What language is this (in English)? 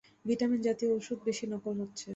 Bangla